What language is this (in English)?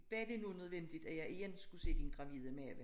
Danish